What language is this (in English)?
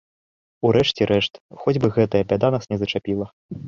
Belarusian